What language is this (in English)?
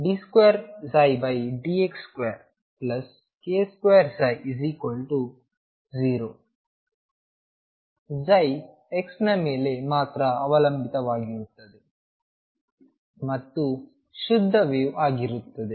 Kannada